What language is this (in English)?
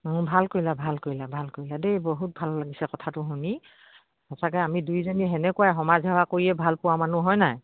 Assamese